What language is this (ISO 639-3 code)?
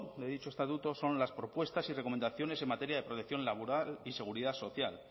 spa